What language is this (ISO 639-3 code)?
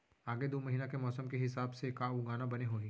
hne